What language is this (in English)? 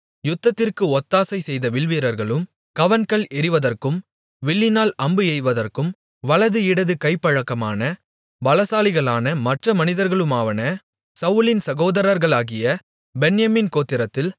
Tamil